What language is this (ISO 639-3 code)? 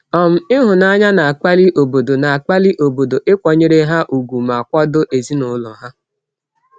ibo